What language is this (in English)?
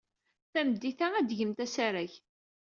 Kabyle